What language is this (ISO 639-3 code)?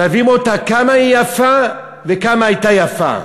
heb